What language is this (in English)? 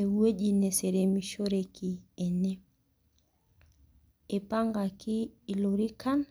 Masai